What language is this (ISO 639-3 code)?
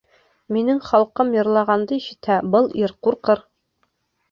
bak